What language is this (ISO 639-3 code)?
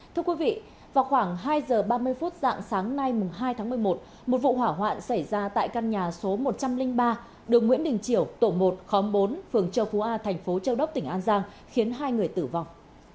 vie